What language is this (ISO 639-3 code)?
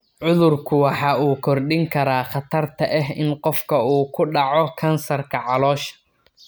som